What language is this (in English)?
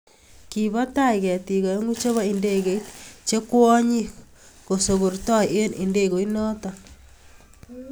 Kalenjin